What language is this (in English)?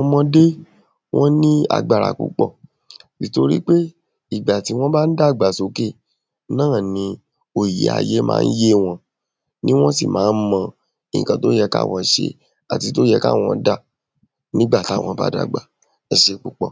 Yoruba